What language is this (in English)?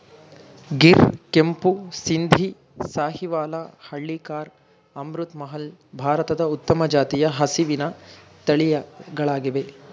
Kannada